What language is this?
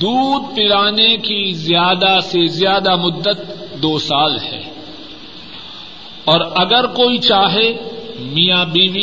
Urdu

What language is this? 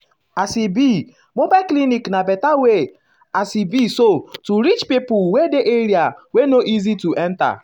Nigerian Pidgin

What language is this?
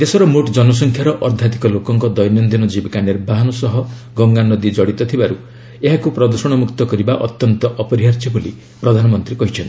Odia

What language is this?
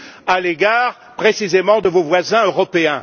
French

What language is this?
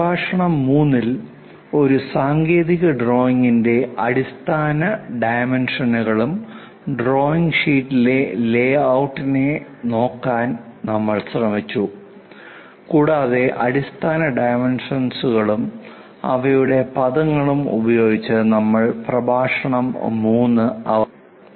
Malayalam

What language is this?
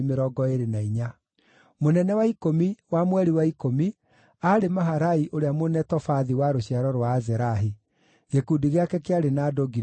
Kikuyu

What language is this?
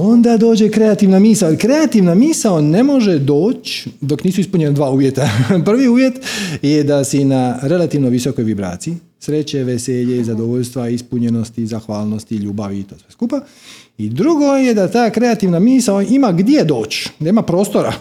Croatian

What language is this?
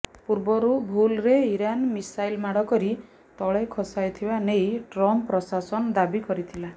Odia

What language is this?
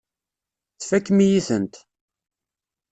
Kabyle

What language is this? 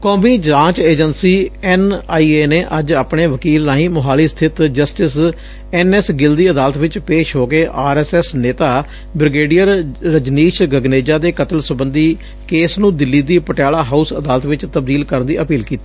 Punjabi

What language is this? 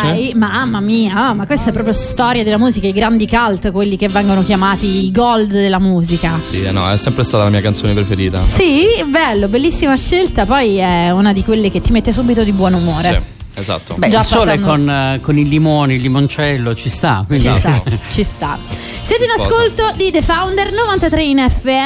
Italian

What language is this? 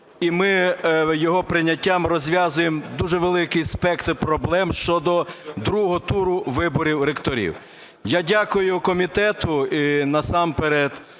Ukrainian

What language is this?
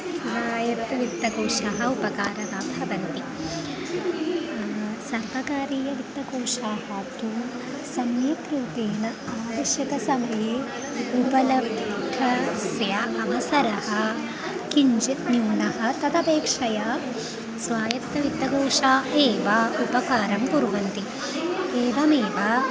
Sanskrit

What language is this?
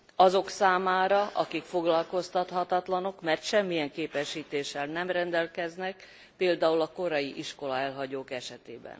Hungarian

